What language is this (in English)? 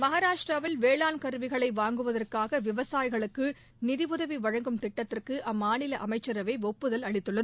Tamil